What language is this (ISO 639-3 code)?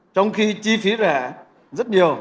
vie